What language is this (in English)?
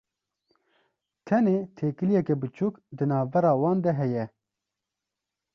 Kurdish